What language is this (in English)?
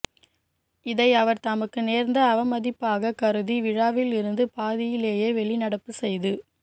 Tamil